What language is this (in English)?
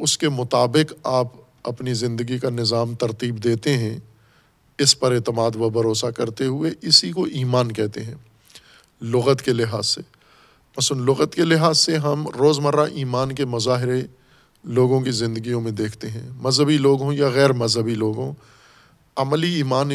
Urdu